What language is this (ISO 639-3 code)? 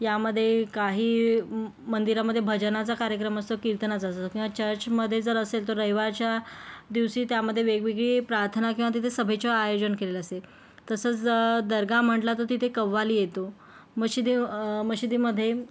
mar